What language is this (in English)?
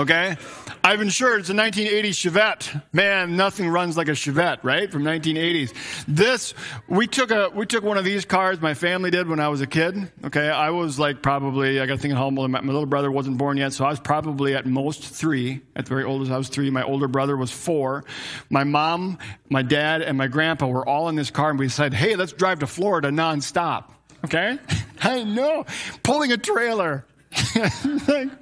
English